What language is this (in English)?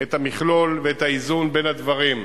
Hebrew